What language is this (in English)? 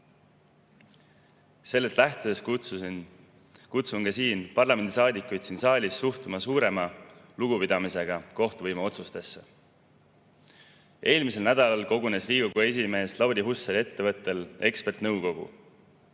Estonian